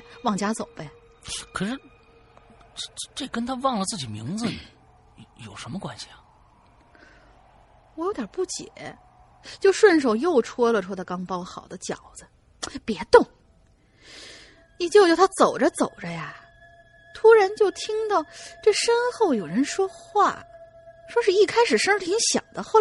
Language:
Chinese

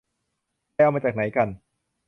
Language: Thai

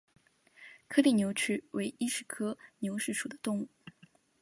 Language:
Chinese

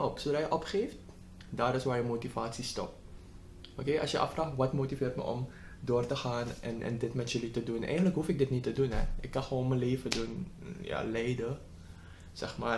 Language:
Dutch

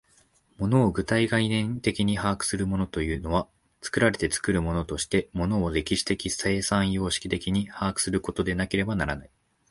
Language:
Japanese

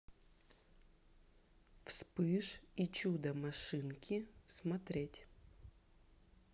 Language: Russian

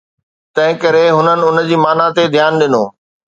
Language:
Sindhi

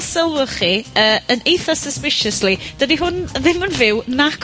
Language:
Welsh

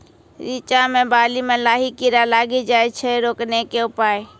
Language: Maithili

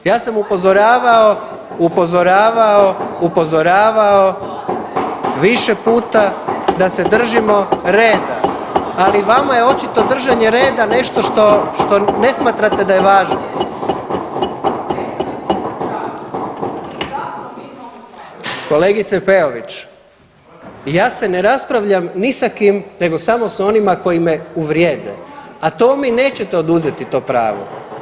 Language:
Croatian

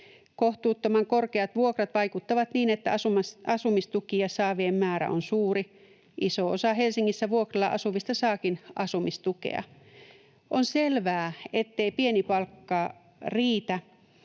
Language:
Finnish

